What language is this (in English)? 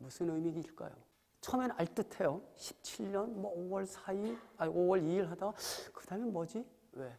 Korean